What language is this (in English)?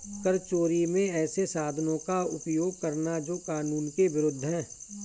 Hindi